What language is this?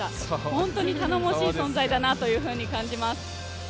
Japanese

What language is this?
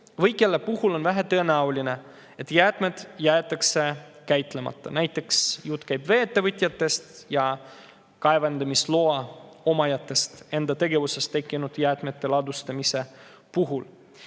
Estonian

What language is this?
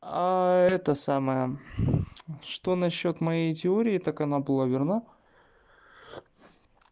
Russian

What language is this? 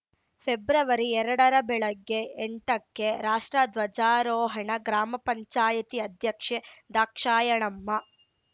Kannada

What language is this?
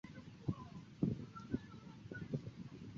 Chinese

